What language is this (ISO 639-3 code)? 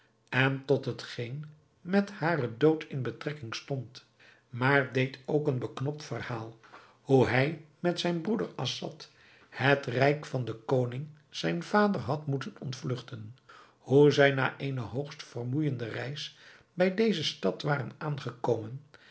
nld